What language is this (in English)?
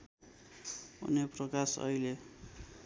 Nepali